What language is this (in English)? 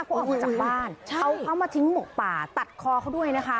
Thai